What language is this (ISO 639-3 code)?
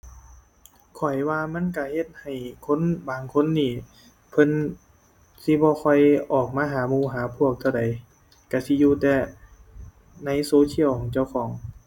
tha